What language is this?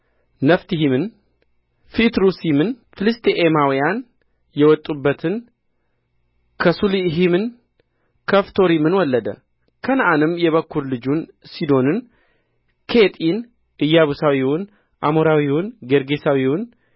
Amharic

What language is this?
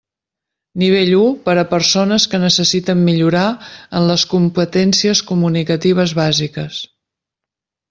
Catalan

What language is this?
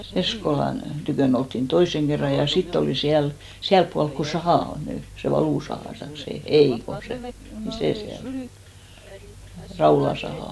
Finnish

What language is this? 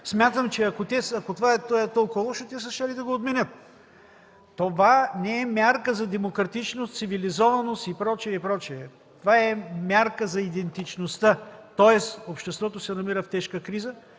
Bulgarian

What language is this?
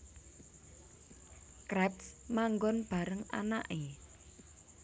Javanese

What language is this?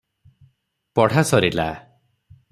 Odia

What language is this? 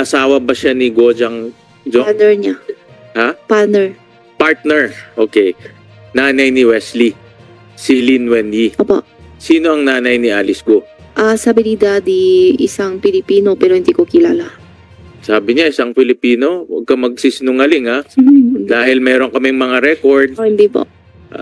Filipino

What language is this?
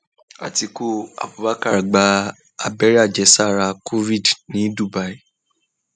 Yoruba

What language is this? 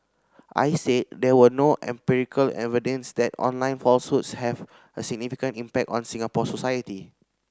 English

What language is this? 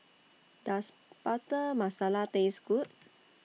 English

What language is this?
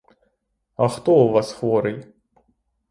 Ukrainian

